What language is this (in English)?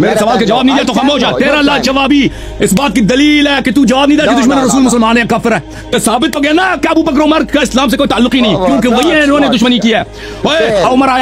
Arabic